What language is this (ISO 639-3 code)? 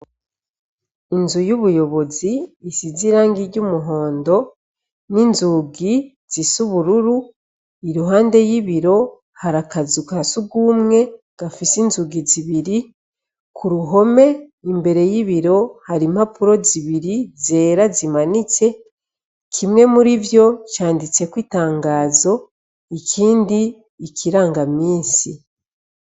run